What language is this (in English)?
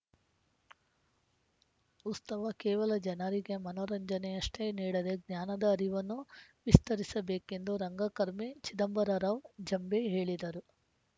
Kannada